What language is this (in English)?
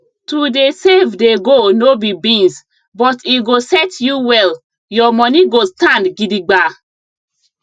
Nigerian Pidgin